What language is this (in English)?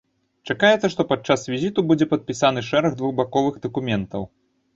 Belarusian